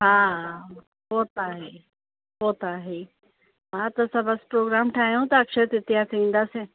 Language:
Sindhi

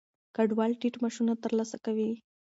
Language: Pashto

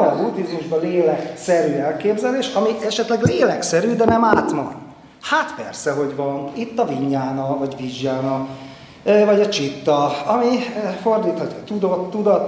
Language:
Hungarian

